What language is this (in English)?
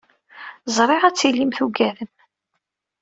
Kabyle